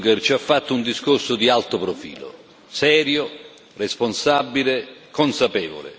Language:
Italian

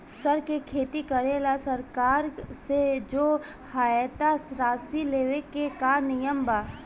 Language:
Bhojpuri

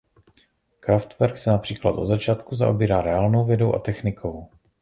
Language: Czech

